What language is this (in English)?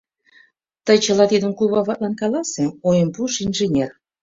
Mari